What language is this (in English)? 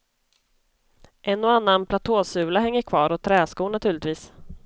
Swedish